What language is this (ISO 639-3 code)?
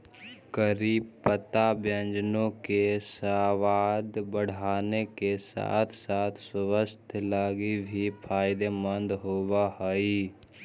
mag